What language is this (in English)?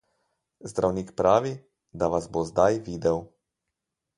Slovenian